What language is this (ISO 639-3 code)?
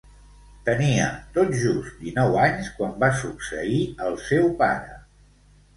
cat